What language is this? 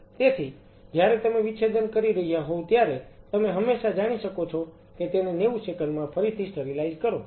Gujarati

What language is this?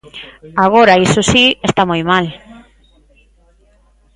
Galician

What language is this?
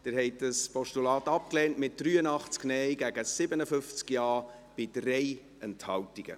Swiss German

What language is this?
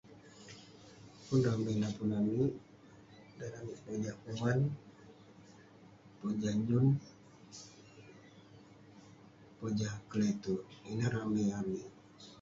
Western Penan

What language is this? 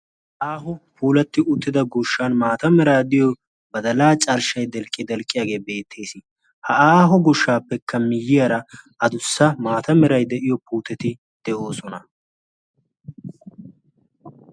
Wolaytta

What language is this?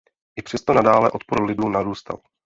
Czech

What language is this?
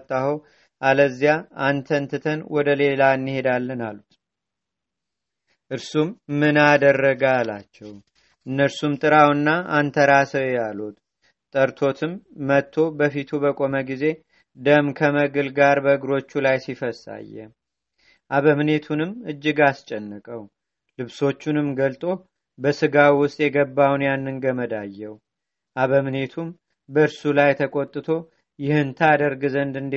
Amharic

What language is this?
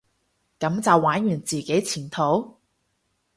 Cantonese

